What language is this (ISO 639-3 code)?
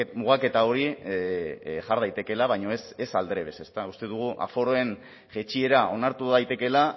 eus